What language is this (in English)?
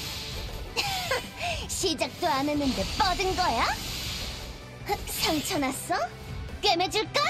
Korean